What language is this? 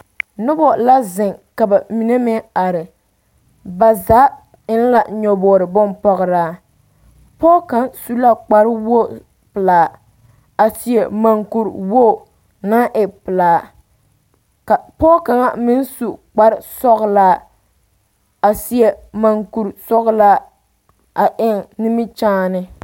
Southern Dagaare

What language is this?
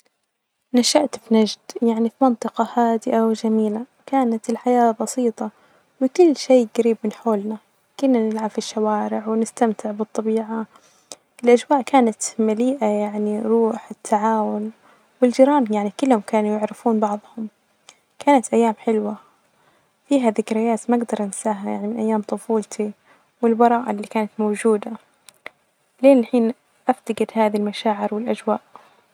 Najdi Arabic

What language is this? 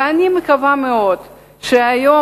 Hebrew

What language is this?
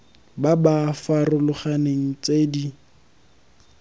Tswana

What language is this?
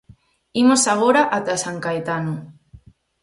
Galician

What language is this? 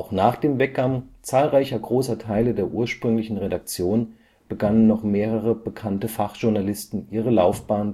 German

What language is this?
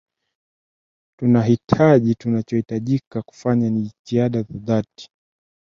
Swahili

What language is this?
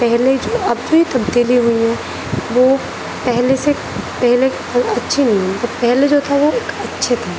Urdu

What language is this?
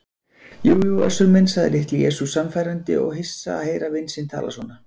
Icelandic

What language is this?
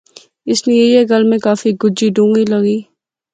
Pahari-Potwari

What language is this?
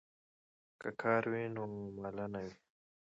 Pashto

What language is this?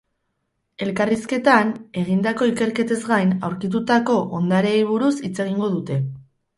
Basque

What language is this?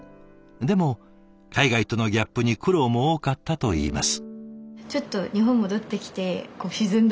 Japanese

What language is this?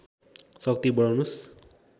Nepali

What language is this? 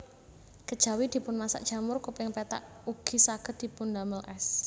Javanese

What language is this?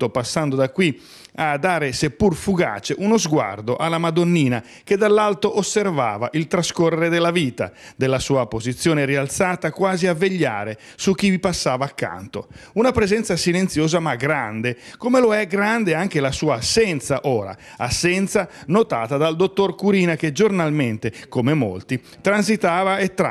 Italian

